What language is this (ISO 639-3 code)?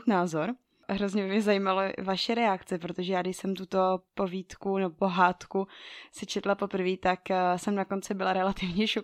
ces